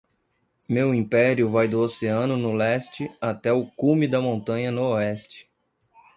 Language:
Portuguese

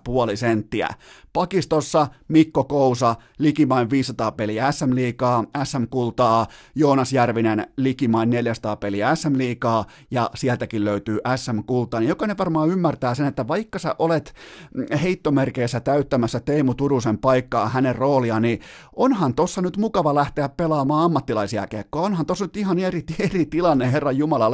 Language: Finnish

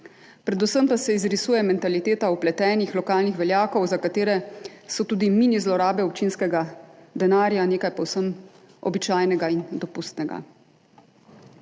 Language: Slovenian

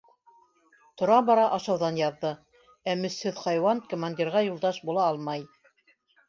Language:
Bashkir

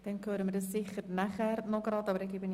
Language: Swiss German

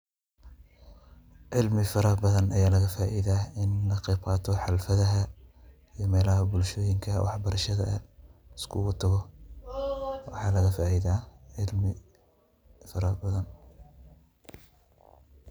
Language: Somali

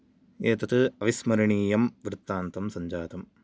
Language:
Sanskrit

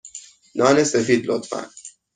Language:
Persian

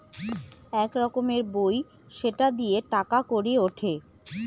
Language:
Bangla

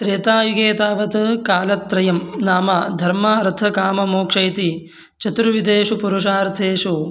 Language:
Sanskrit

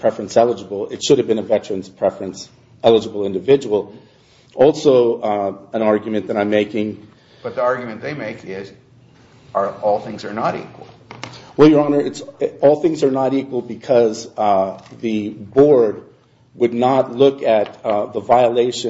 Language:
English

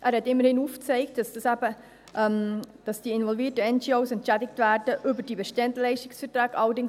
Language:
Swiss German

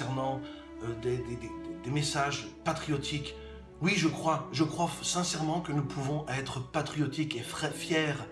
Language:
French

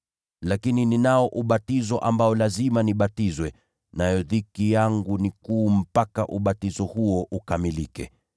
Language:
Swahili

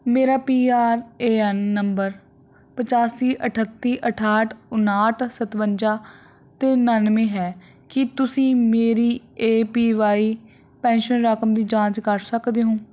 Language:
Punjabi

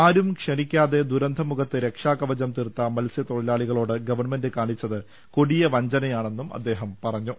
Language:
Malayalam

